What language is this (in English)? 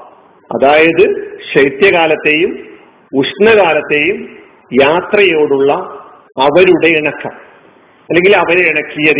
Malayalam